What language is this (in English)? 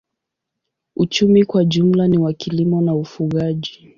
Swahili